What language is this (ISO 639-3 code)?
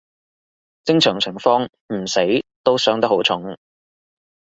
yue